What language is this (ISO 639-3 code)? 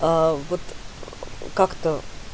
rus